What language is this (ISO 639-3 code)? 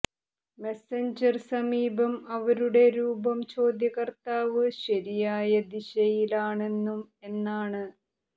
mal